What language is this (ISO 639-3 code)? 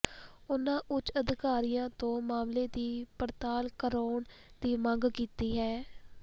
pan